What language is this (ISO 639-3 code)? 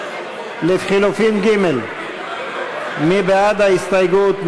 heb